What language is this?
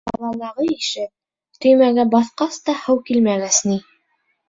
Bashkir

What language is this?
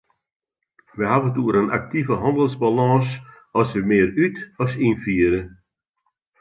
Western Frisian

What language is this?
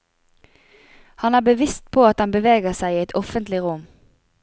Norwegian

